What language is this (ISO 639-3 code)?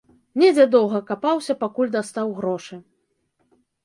bel